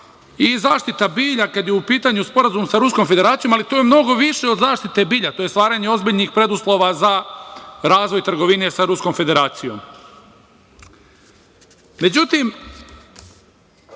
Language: Serbian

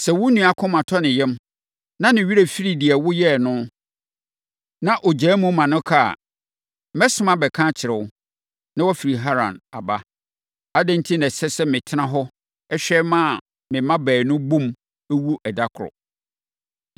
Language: Akan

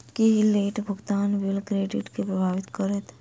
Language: Maithili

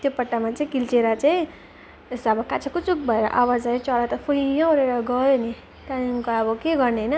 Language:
Nepali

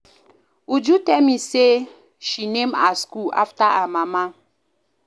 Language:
Nigerian Pidgin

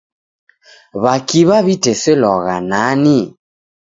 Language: Taita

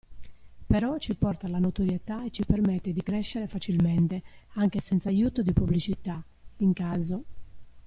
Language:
Italian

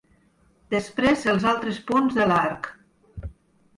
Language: Catalan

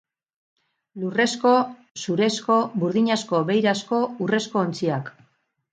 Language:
Basque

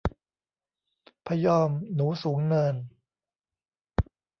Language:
Thai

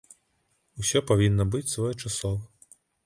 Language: Belarusian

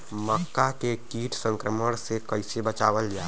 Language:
Bhojpuri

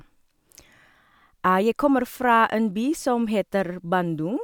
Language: Norwegian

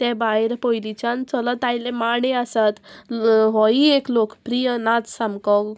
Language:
Konkani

